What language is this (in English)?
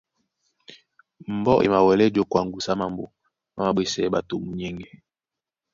Duala